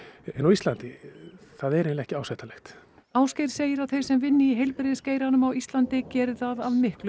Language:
Icelandic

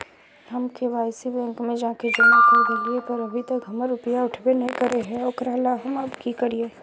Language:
Magahi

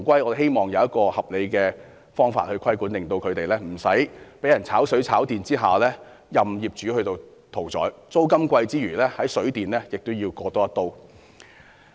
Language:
Cantonese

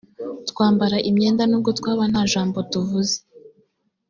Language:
Kinyarwanda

